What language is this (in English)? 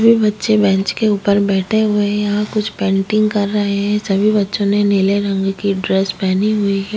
Hindi